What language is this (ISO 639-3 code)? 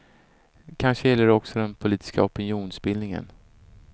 swe